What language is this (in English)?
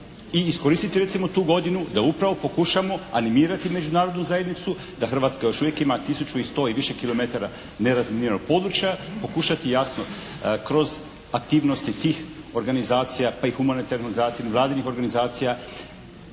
Croatian